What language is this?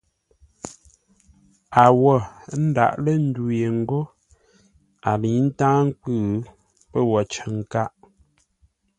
Ngombale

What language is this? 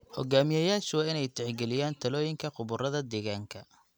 Somali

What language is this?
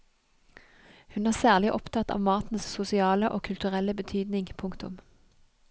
Norwegian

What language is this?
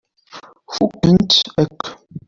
Kabyle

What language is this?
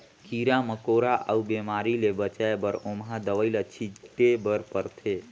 Chhattisgarhi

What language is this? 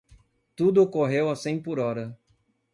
Portuguese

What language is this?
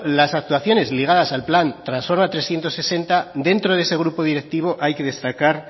Spanish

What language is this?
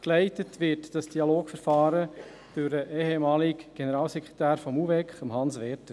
Swiss German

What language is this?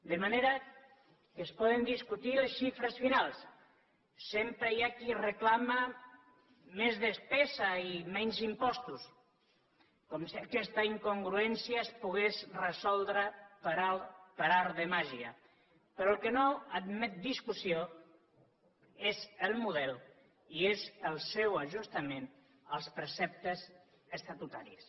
Catalan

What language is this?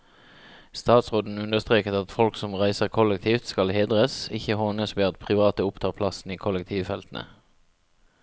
Norwegian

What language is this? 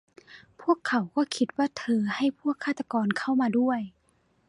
Thai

